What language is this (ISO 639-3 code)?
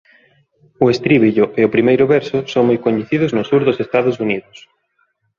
glg